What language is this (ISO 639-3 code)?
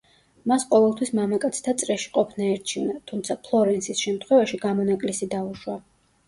kat